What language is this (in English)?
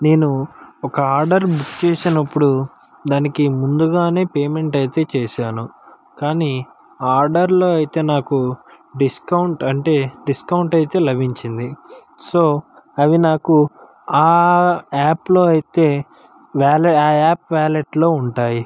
Telugu